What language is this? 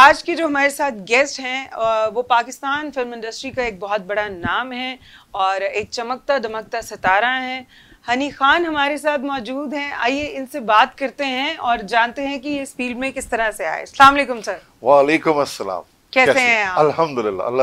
Hindi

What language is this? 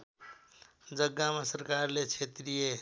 Nepali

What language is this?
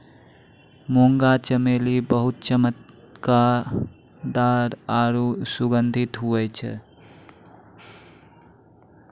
Maithili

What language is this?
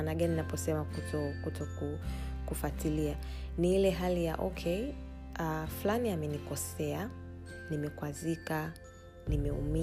Swahili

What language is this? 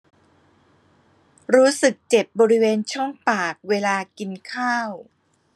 Thai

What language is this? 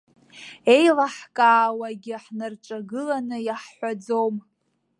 Abkhazian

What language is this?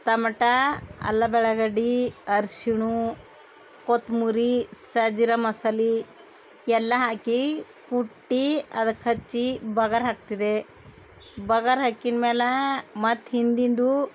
Kannada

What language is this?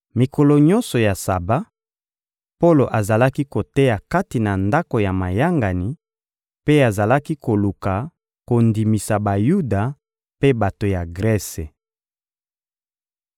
Lingala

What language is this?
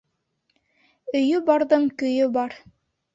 Bashkir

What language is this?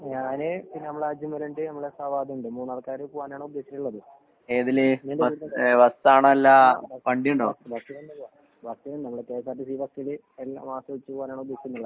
Malayalam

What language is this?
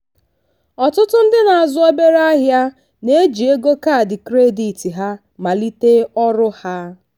Igbo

